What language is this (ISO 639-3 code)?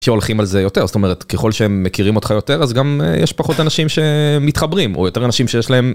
heb